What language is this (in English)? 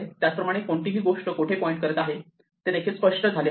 Marathi